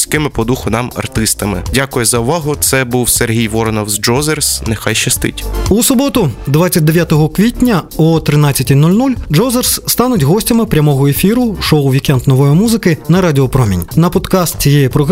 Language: Ukrainian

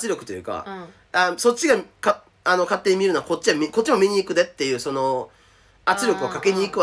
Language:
Japanese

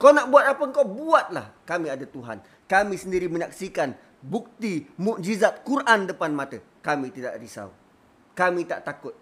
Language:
Malay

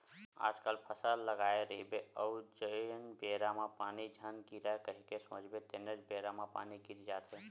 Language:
Chhattisgarhi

